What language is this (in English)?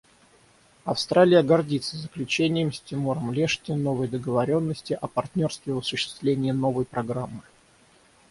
Russian